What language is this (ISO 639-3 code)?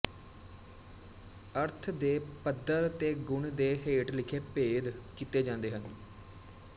pan